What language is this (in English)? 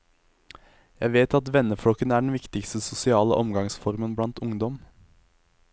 Norwegian